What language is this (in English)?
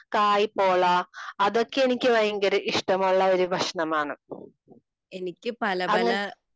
Malayalam